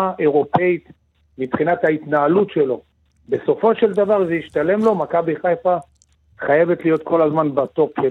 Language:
Hebrew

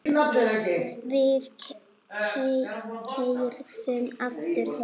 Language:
Icelandic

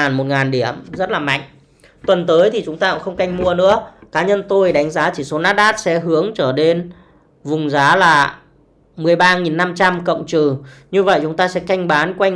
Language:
Vietnamese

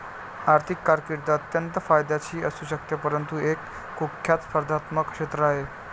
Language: Marathi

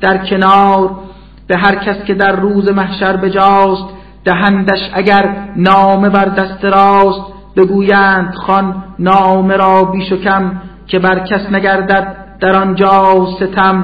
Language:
Persian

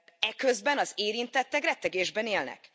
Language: Hungarian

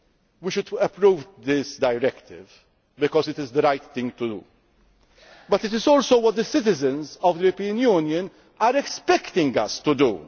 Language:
English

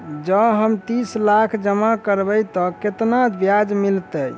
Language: Maithili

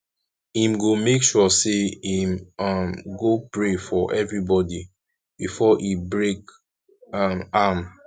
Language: Nigerian Pidgin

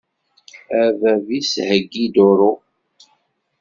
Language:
Kabyle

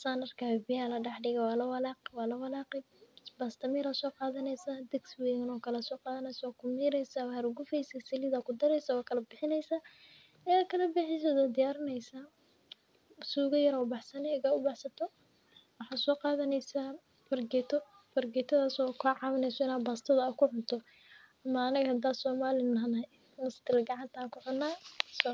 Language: Somali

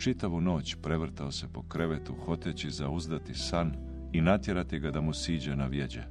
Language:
Croatian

